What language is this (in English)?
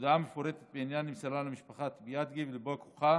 Hebrew